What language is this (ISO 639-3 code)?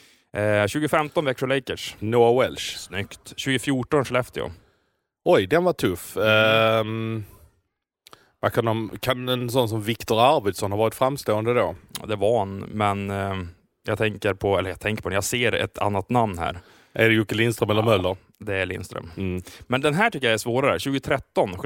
swe